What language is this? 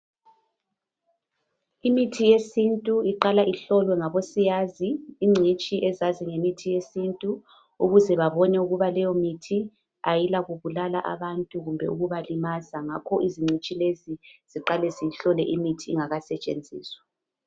North Ndebele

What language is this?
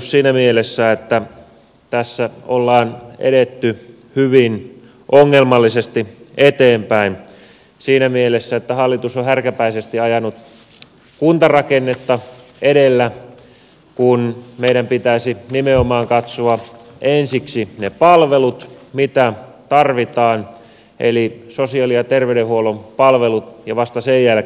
Finnish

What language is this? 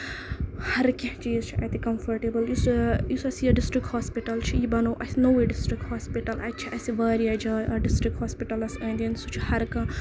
Kashmiri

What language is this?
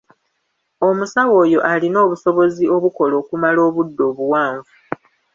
Ganda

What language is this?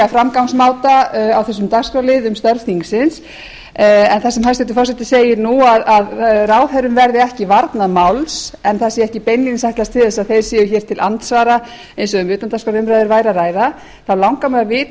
Icelandic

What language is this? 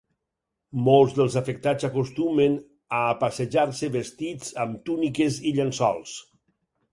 Catalan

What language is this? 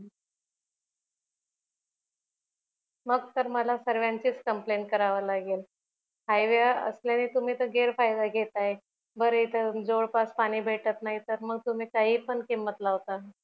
Marathi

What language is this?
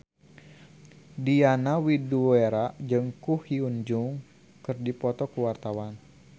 Sundanese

